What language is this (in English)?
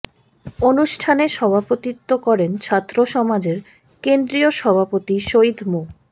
Bangla